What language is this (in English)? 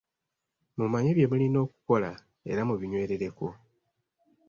Ganda